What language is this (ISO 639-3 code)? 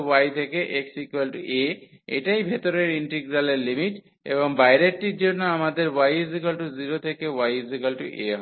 ben